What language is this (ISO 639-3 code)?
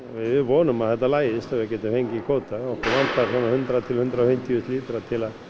isl